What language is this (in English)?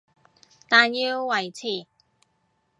Cantonese